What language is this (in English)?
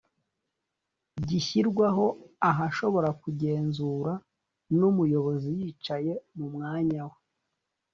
Kinyarwanda